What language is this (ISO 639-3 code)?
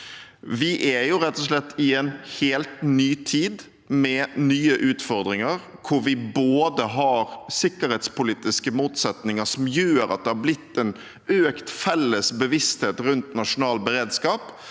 nor